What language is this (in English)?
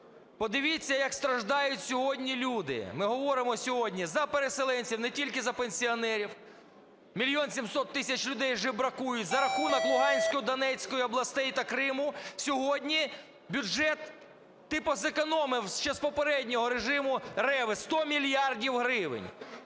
Ukrainian